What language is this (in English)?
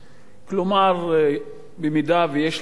Hebrew